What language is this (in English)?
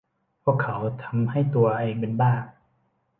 Thai